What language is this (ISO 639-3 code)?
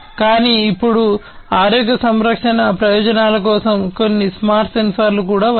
tel